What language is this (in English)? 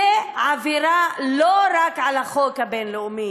Hebrew